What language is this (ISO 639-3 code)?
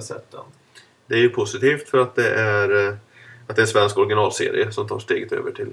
swe